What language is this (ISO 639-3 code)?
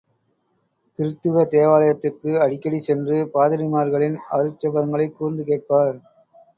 tam